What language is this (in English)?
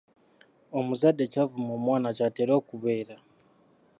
Ganda